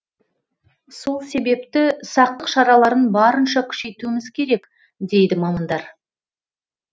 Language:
Kazakh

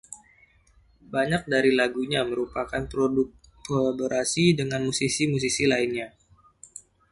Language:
Indonesian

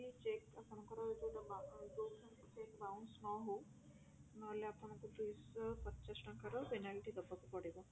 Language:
Odia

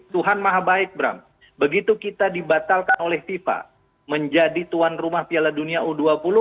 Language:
Indonesian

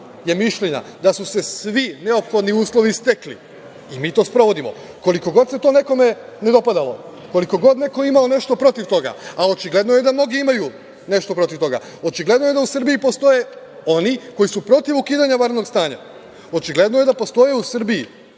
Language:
Serbian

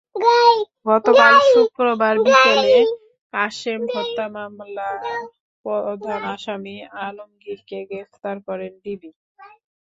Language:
Bangla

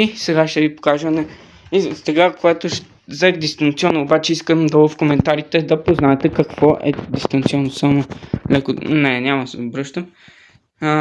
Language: Bulgarian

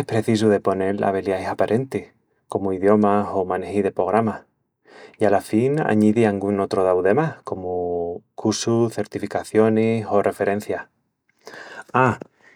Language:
Extremaduran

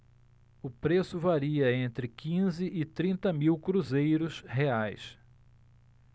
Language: Portuguese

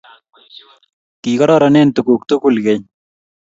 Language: Kalenjin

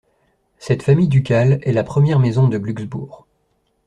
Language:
French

